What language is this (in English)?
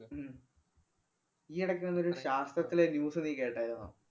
Malayalam